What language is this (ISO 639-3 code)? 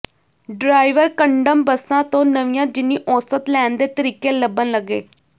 pan